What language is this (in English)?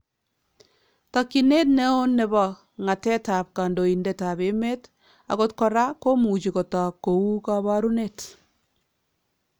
Kalenjin